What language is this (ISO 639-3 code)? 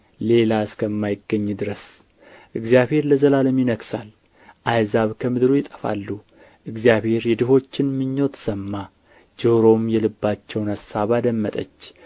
amh